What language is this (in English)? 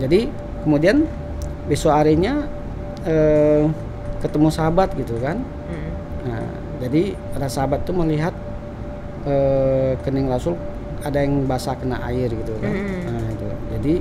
Indonesian